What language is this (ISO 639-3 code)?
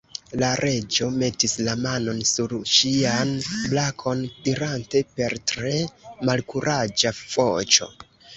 epo